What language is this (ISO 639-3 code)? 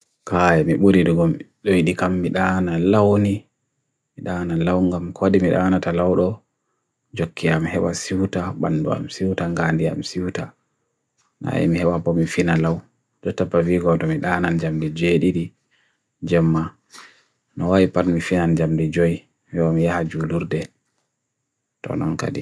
fui